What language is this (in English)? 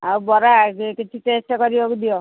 Odia